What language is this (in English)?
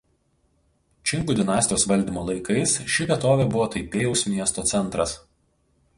Lithuanian